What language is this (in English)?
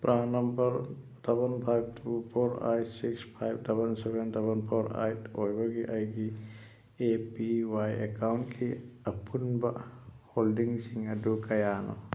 Manipuri